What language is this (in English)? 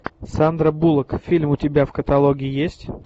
Russian